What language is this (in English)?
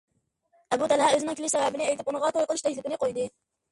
Uyghur